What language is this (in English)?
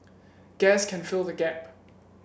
English